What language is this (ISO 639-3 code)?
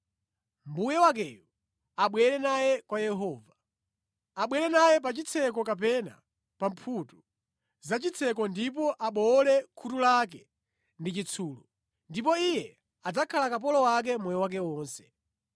nya